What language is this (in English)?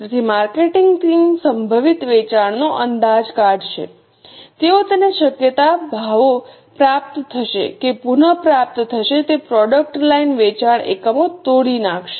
Gujarati